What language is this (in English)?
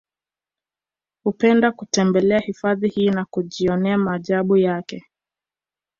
Swahili